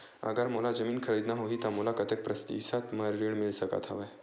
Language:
Chhattisgarhi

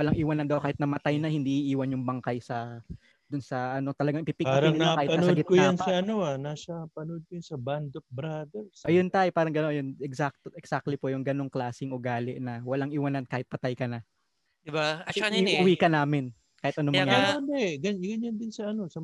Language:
Filipino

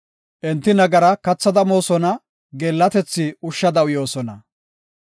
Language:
Gofa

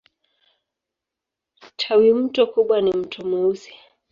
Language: Swahili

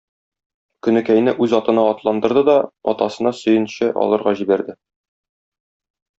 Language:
Tatar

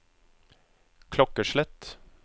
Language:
Norwegian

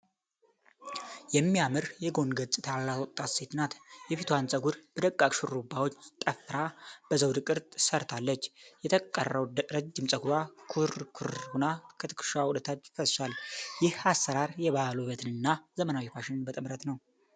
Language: Amharic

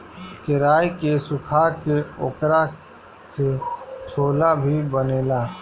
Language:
Bhojpuri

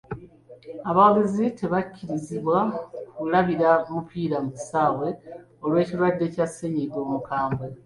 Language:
Ganda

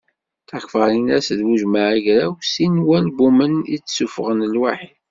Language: Kabyle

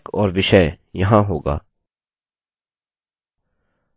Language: Hindi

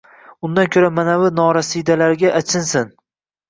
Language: Uzbek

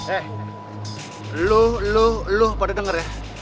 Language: Indonesian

